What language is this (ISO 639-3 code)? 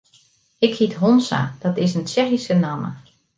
fry